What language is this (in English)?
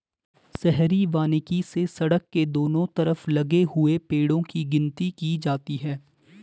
Hindi